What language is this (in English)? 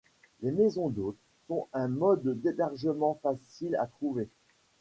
French